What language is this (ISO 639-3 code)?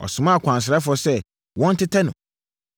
aka